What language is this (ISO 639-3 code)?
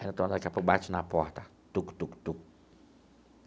por